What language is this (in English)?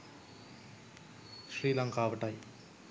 Sinhala